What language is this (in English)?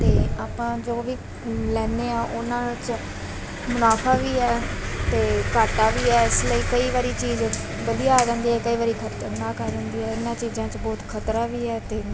Punjabi